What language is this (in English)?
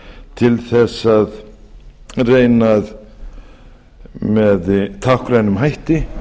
Icelandic